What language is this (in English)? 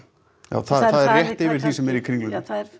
Icelandic